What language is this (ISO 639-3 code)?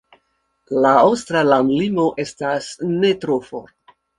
epo